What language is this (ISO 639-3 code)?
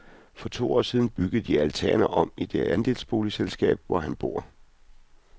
dan